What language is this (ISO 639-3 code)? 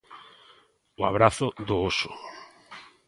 glg